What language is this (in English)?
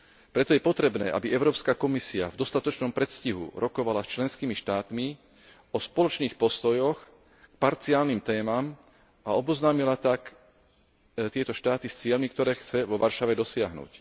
Slovak